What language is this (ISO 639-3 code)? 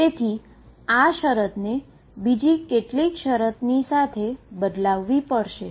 guj